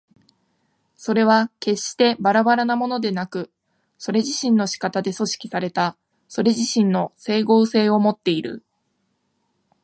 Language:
Japanese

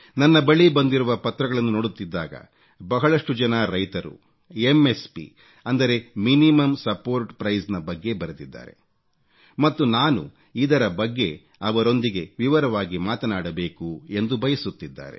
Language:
Kannada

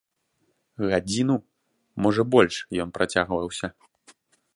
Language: Belarusian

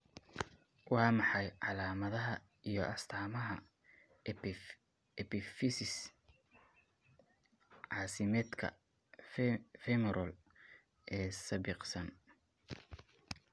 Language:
Somali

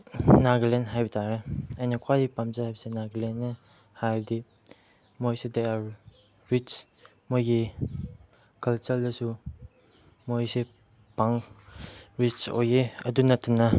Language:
Manipuri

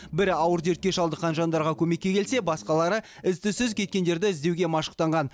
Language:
Kazakh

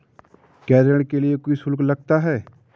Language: Hindi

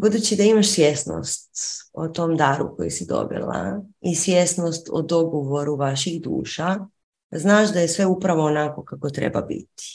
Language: Croatian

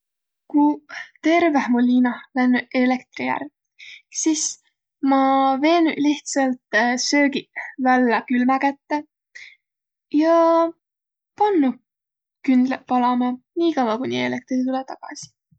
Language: Võro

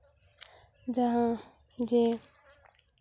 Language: Santali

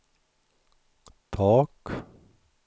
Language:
Swedish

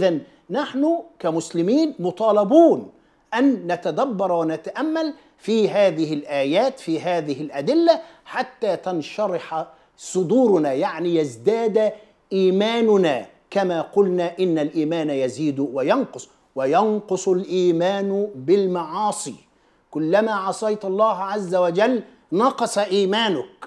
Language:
Arabic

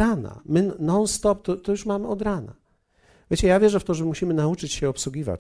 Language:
Polish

